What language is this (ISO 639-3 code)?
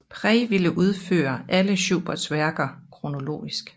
dan